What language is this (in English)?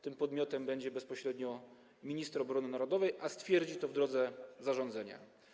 Polish